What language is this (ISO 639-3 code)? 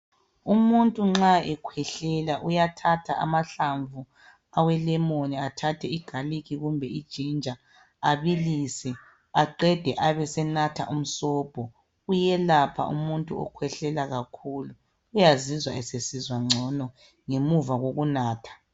nde